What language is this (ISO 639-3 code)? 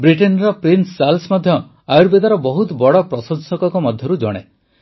ori